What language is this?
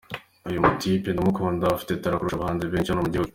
Kinyarwanda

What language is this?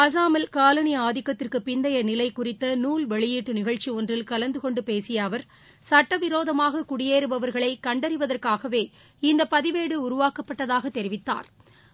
Tamil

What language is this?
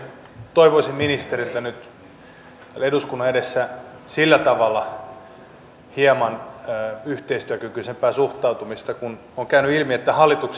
Finnish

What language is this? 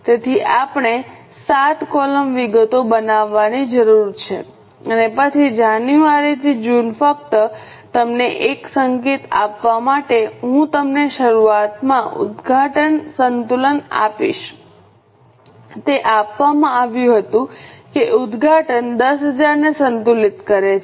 Gujarati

